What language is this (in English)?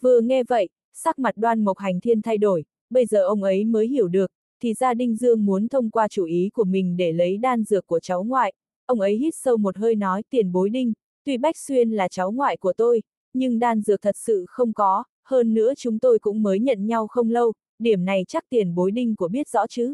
Vietnamese